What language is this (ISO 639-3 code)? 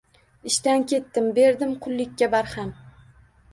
uzb